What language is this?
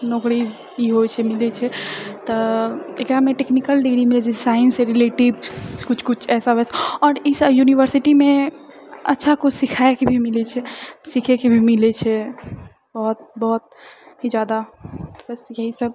Maithili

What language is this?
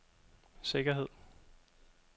Danish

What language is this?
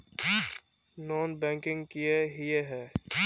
Magahi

